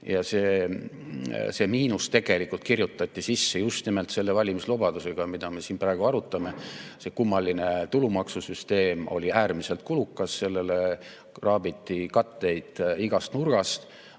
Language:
Estonian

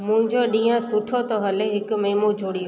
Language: Sindhi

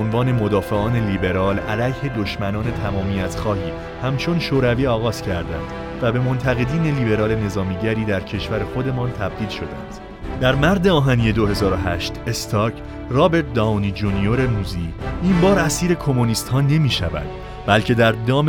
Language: Persian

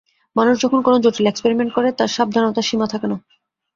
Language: Bangla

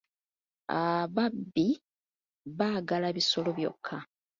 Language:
Ganda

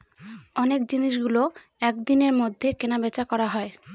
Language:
Bangla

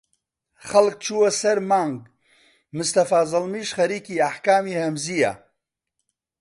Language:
Central Kurdish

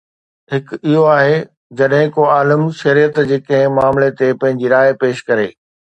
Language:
Sindhi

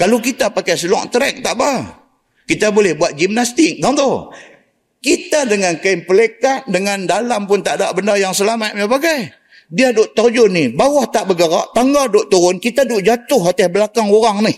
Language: Malay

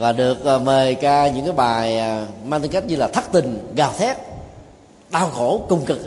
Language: Vietnamese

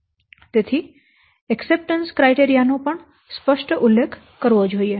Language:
Gujarati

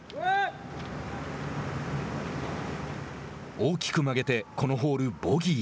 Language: Japanese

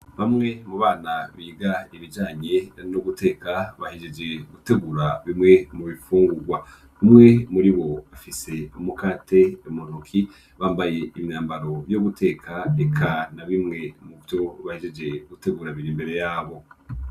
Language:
Rundi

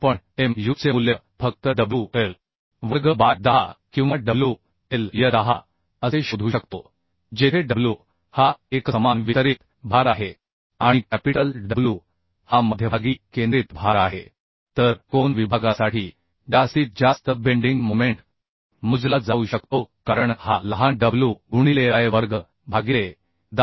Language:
Marathi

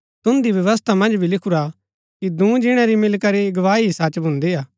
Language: Gaddi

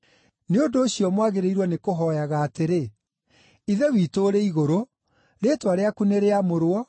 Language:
Kikuyu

